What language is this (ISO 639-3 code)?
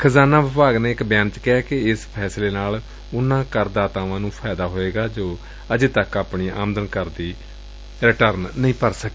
pan